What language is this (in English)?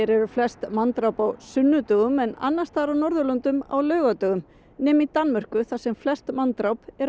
Icelandic